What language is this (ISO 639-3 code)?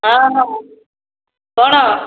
ori